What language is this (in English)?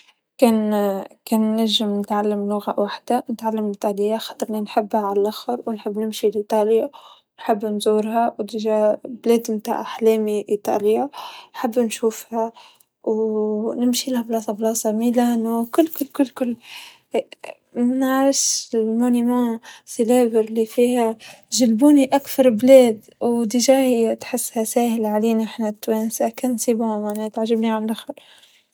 Tunisian Arabic